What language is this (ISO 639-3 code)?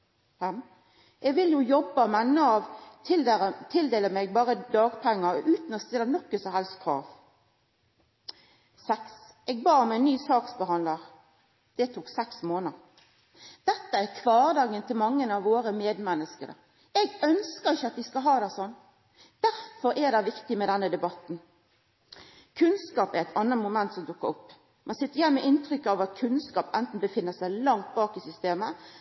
nno